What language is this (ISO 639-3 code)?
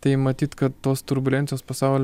lit